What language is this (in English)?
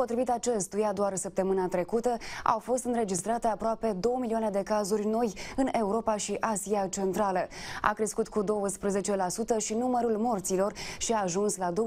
Romanian